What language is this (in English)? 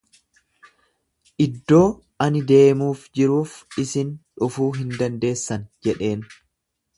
Oromo